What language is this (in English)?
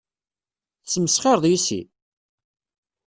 Kabyle